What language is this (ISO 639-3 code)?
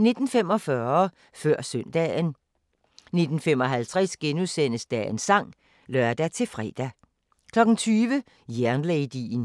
dan